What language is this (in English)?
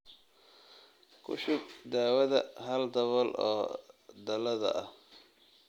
Somali